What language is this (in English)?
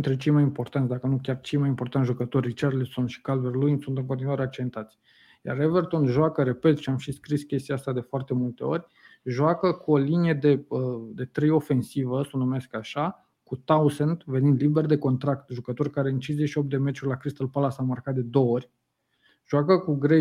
Romanian